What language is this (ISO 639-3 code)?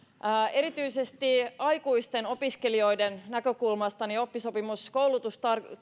fin